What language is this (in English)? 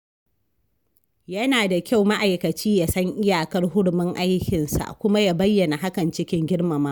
Hausa